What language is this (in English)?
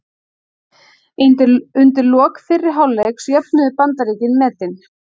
Icelandic